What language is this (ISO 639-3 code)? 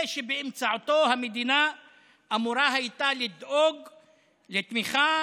heb